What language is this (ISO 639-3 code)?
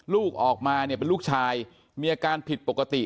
tha